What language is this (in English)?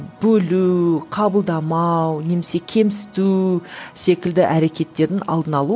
Kazakh